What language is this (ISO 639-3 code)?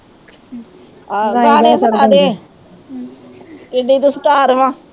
pan